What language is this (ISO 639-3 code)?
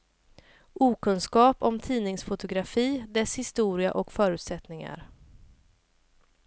swe